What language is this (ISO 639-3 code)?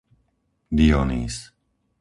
slk